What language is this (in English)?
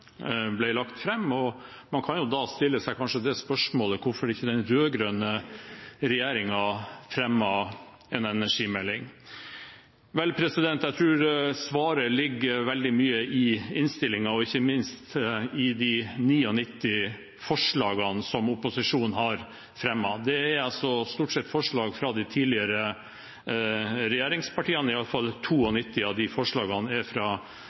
Norwegian Bokmål